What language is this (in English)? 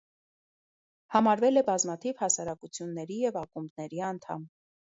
Armenian